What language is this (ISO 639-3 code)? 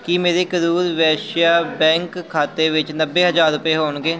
pan